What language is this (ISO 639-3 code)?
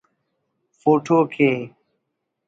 brh